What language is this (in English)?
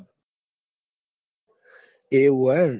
Gujarati